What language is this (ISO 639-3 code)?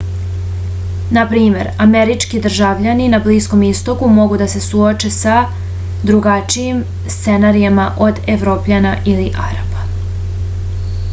srp